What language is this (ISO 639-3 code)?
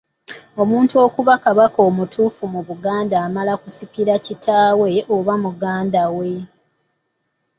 lug